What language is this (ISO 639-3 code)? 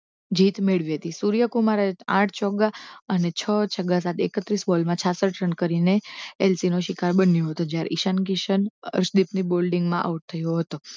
guj